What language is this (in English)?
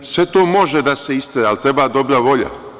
Serbian